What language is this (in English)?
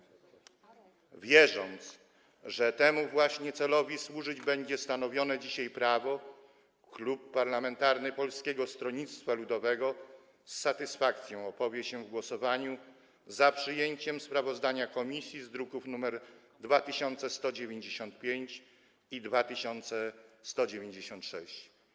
Polish